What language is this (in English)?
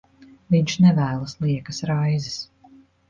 Latvian